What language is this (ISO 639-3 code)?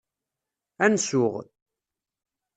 kab